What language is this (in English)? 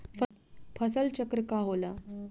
Bhojpuri